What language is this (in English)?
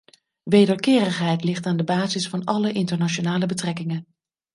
Dutch